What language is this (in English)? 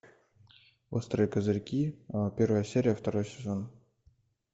Russian